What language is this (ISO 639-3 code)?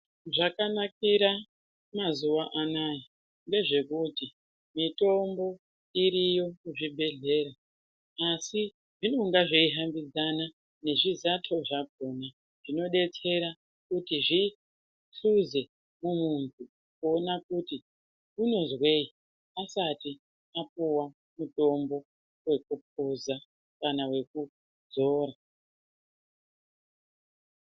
ndc